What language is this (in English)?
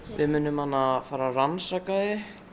Icelandic